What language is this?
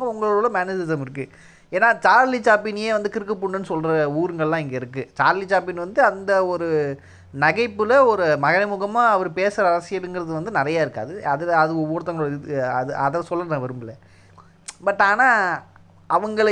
Tamil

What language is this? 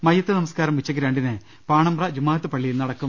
Malayalam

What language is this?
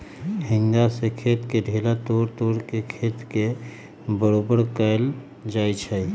Magahi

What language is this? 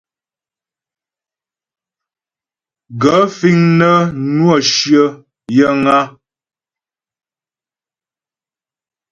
Ghomala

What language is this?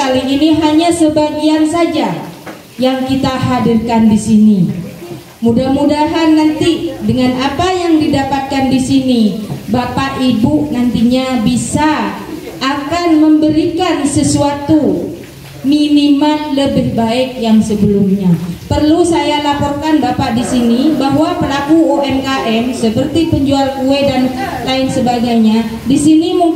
Indonesian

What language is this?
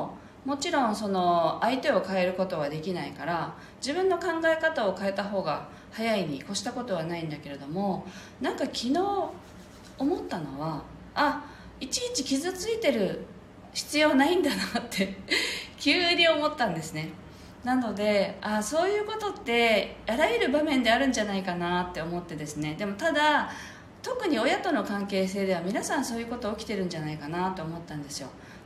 Japanese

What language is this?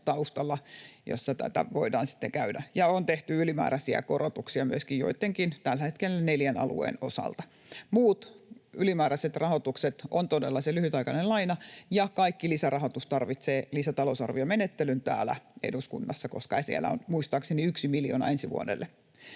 Finnish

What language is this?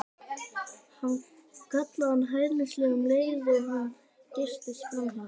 Icelandic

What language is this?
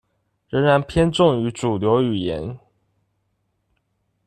Chinese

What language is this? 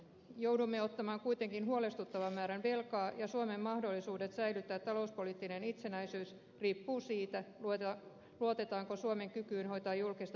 Finnish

